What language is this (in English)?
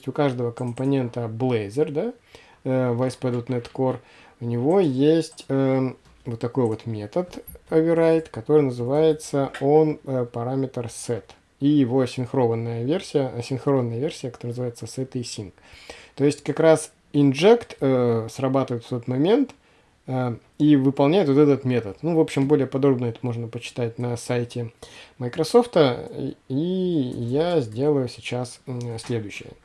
Russian